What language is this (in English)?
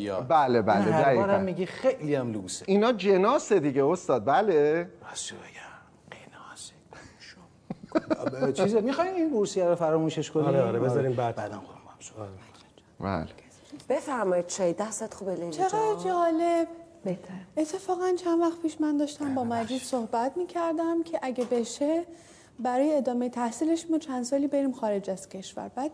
Persian